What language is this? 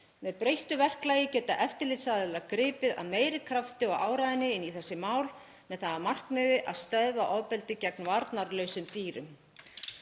Icelandic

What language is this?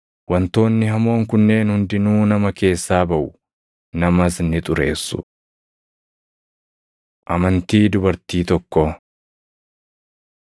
Oromo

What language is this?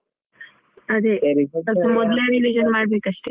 Kannada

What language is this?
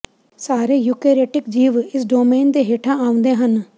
Punjabi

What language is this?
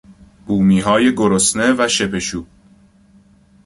Persian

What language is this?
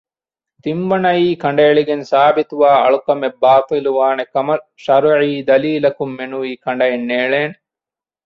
Divehi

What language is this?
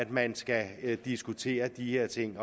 Danish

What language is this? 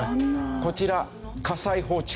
Japanese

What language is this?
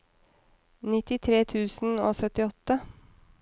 Norwegian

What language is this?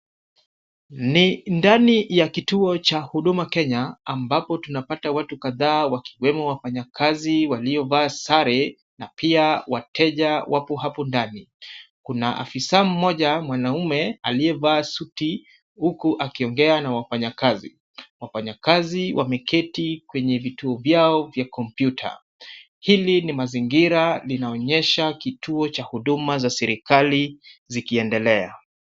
Swahili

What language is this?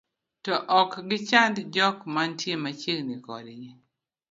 Luo (Kenya and Tanzania)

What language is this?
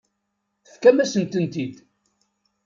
Kabyle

